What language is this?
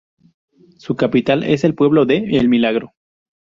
Spanish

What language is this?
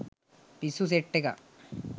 Sinhala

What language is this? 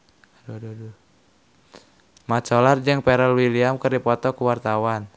Sundanese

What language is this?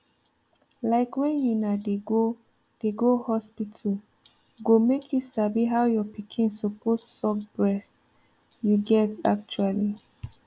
Nigerian Pidgin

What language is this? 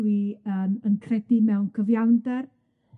Welsh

